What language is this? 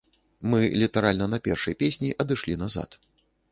Belarusian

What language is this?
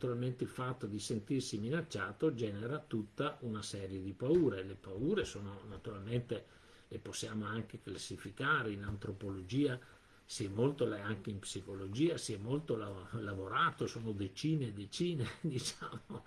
Italian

